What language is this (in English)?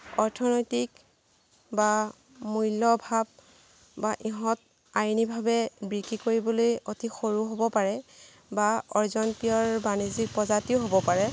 Assamese